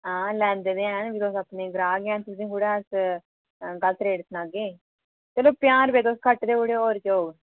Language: Dogri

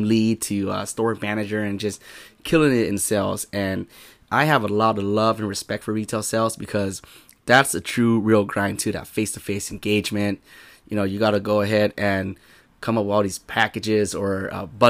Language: English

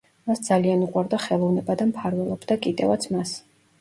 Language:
Georgian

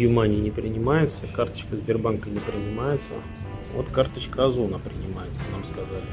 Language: Russian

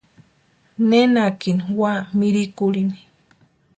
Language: Western Highland Purepecha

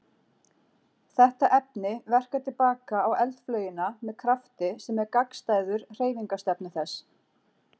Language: Icelandic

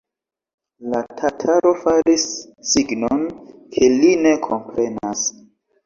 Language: Esperanto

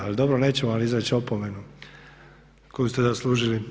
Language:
Croatian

